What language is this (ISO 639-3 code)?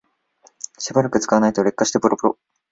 jpn